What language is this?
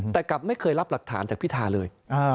Thai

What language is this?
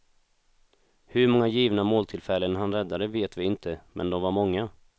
Swedish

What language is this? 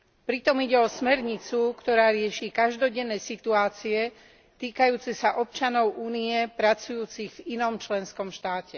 Slovak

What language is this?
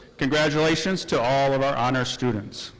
English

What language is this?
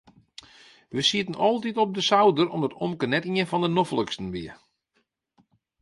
Western Frisian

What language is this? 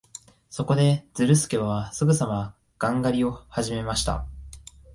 Japanese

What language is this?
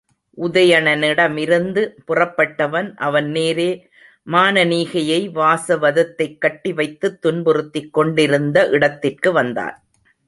Tamil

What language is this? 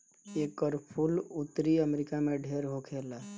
Bhojpuri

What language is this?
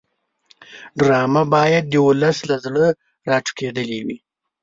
Pashto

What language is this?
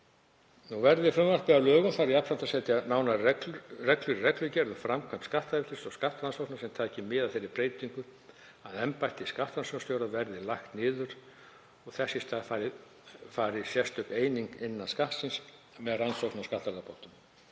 Icelandic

